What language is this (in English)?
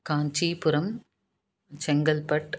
Sanskrit